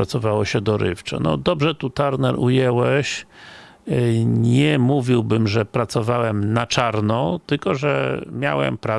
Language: Polish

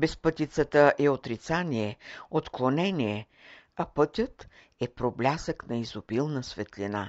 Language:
Bulgarian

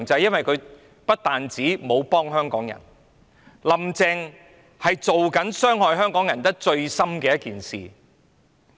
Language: Cantonese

